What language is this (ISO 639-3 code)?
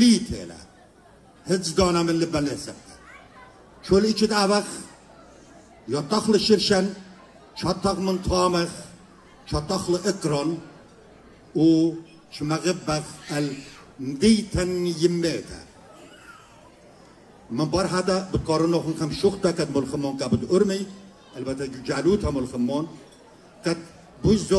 ara